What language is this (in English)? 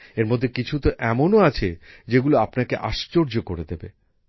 Bangla